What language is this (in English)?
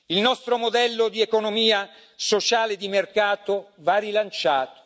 Italian